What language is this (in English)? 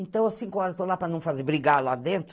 Portuguese